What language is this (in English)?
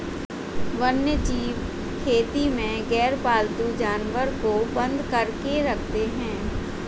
Hindi